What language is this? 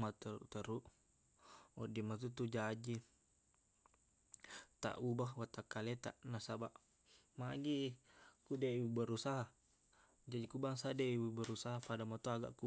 Buginese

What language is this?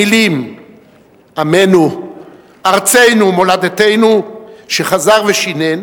Hebrew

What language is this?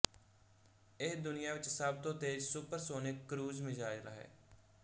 Punjabi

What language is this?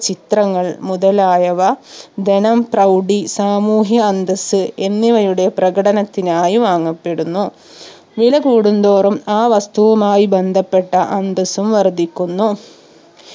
Malayalam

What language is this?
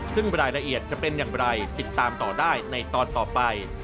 Thai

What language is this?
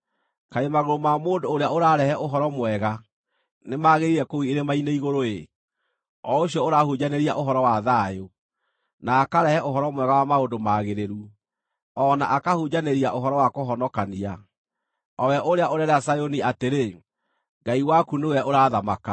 Kikuyu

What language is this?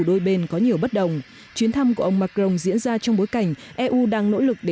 Vietnamese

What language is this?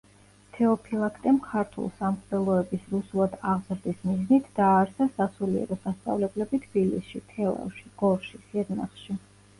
Georgian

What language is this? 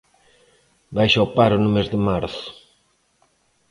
Galician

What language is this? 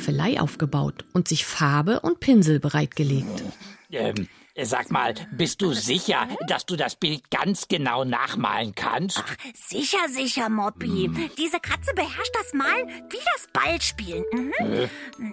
German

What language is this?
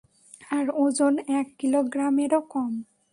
Bangla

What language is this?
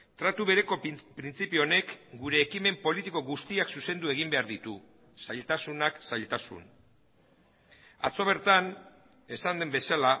Basque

